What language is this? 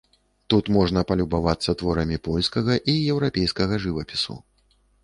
Belarusian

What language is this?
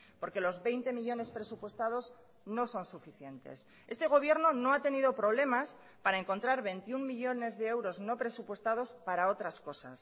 Spanish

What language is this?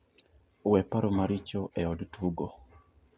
Luo (Kenya and Tanzania)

